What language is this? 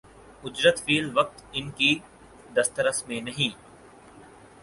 Urdu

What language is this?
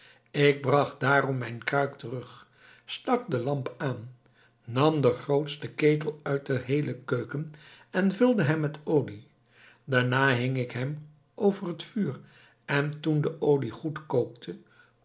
Dutch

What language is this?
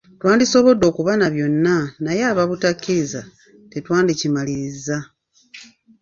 Ganda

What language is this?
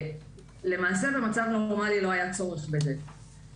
Hebrew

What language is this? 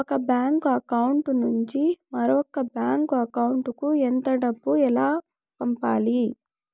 Telugu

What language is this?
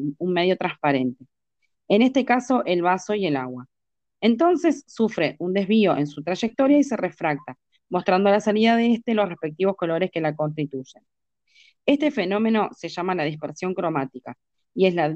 Spanish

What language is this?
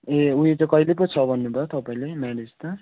Nepali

